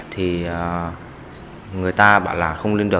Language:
Vietnamese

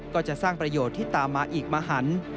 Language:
Thai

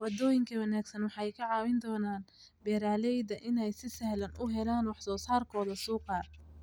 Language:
Somali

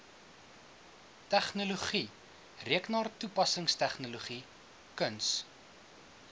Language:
Afrikaans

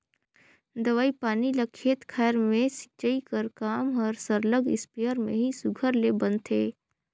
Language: Chhattisgarhi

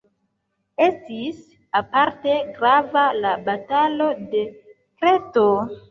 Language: Esperanto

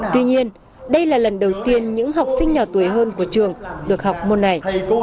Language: Vietnamese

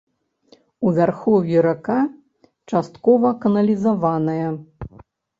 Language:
Belarusian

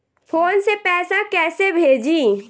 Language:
Bhojpuri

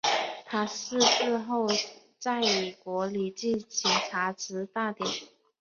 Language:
Chinese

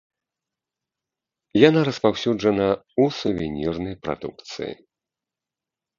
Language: Belarusian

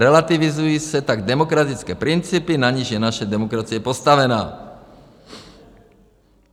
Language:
Czech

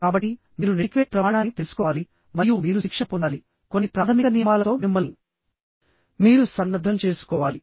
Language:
Telugu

